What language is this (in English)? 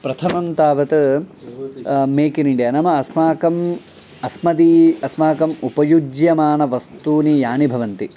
Sanskrit